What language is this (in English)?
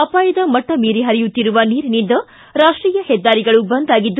Kannada